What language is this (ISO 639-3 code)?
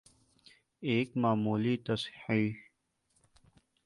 urd